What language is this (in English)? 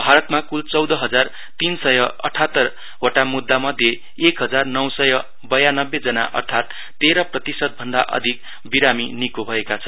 Nepali